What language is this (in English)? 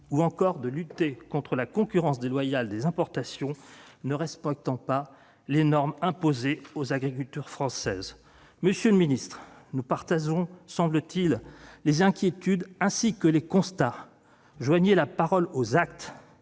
French